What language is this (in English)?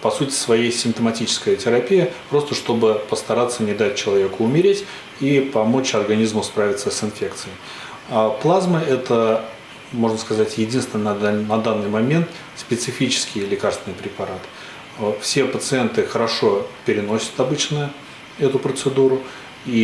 Russian